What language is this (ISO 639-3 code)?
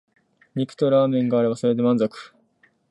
jpn